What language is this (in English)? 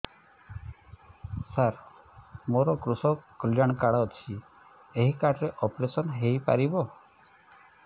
Odia